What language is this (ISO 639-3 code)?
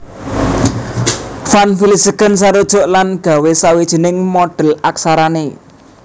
jav